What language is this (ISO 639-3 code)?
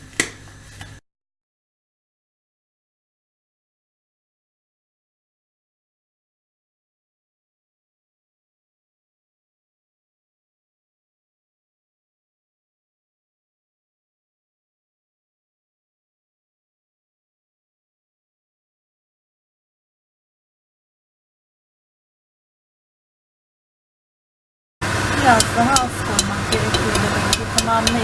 tur